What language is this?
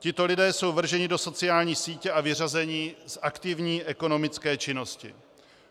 Czech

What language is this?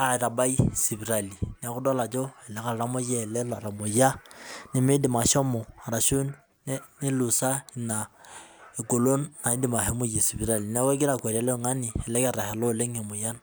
Masai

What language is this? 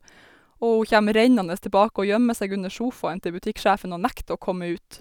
Norwegian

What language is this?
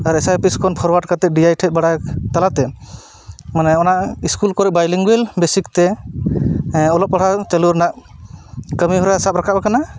Santali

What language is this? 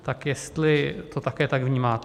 Czech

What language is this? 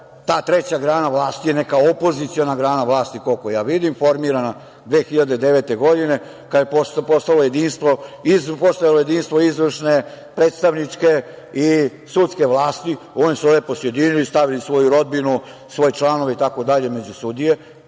Serbian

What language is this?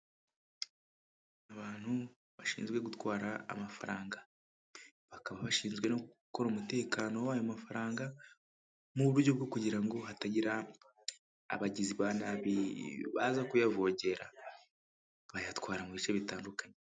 Kinyarwanda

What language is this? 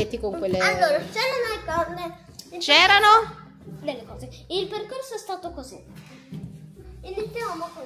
Italian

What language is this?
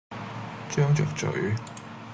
Cantonese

